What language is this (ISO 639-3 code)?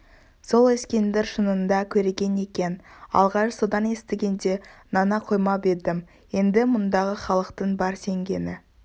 kaz